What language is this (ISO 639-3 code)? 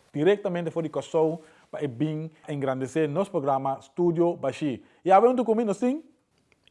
por